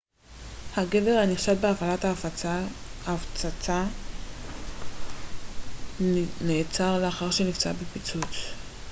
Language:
Hebrew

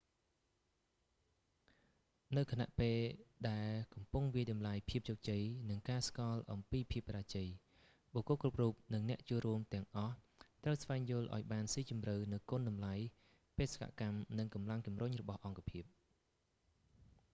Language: Khmer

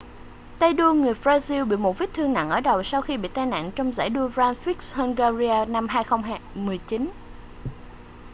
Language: Vietnamese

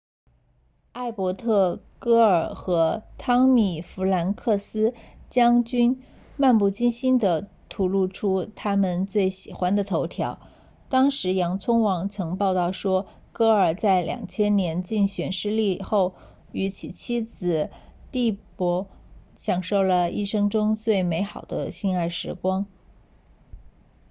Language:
Chinese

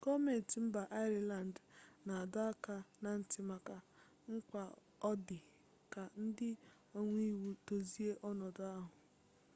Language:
Igbo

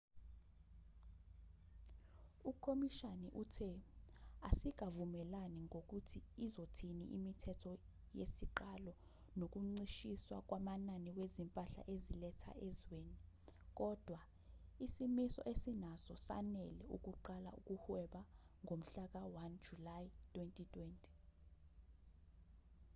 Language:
Zulu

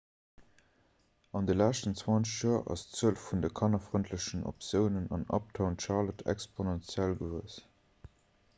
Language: Luxembourgish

